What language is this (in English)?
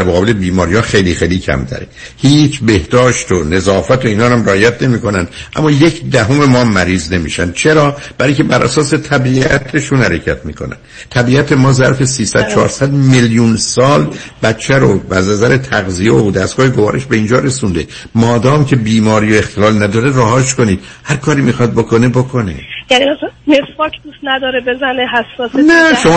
Persian